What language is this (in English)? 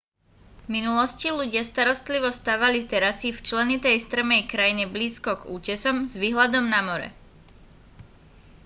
Slovak